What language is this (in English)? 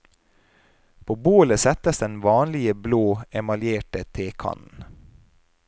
Norwegian